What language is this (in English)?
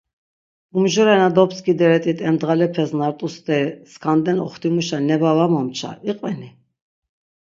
Laz